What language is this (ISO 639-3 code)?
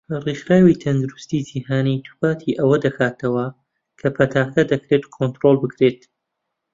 ckb